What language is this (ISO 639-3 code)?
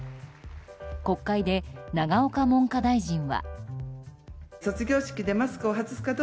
jpn